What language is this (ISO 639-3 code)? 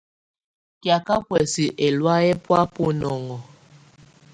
tvu